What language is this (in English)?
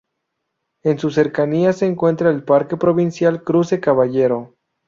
Spanish